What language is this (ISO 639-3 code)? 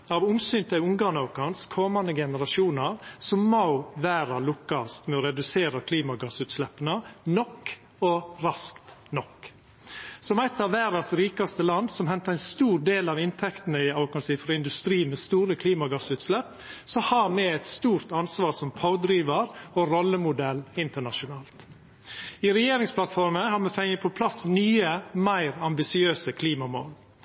nno